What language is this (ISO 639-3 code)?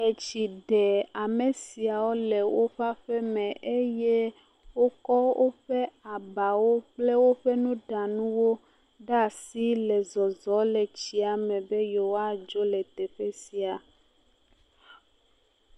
ewe